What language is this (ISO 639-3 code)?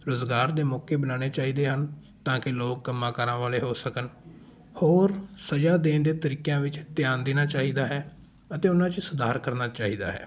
pan